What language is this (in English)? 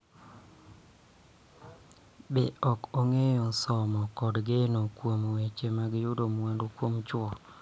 Luo (Kenya and Tanzania)